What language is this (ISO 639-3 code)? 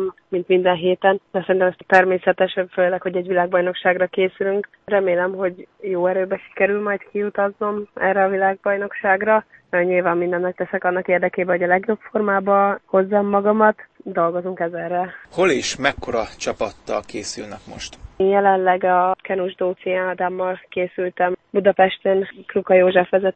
hun